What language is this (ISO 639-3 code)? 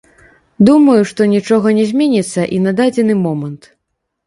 bel